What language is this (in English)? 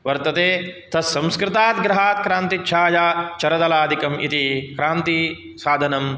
Sanskrit